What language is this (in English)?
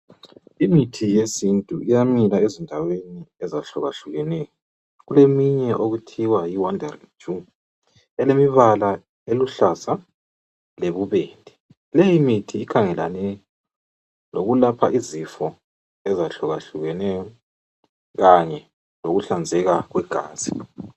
North Ndebele